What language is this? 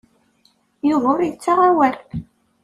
Kabyle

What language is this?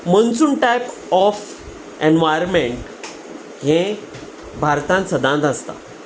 Konkani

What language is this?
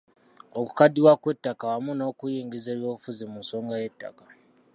Ganda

